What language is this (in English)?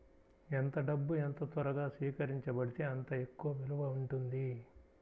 Telugu